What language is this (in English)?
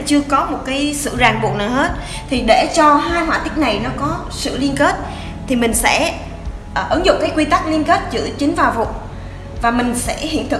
Vietnamese